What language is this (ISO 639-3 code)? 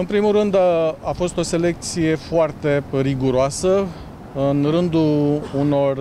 ron